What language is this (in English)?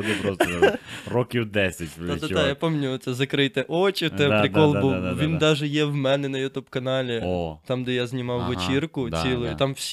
Ukrainian